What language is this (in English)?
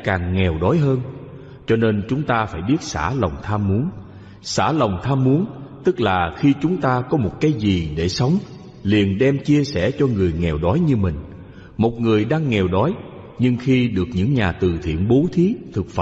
Vietnamese